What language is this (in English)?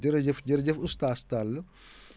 Wolof